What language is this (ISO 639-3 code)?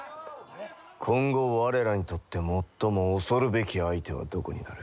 jpn